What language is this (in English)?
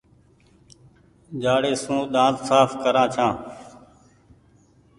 Goaria